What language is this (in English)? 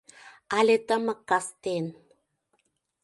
Mari